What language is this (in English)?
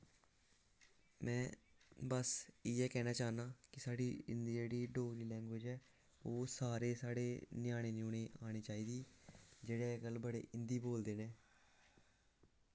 Dogri